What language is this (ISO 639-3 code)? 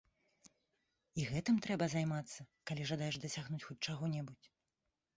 bel